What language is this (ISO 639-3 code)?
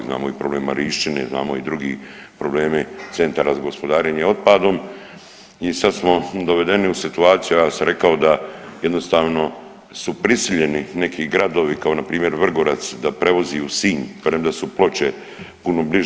hrv